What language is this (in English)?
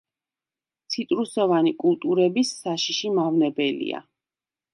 Georgian